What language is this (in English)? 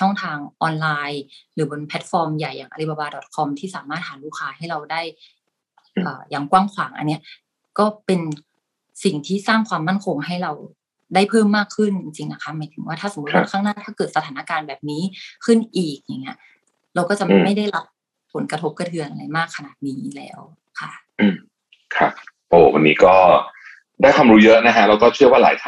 Thai